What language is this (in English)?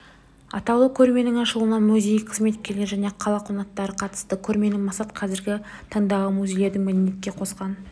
Kazakh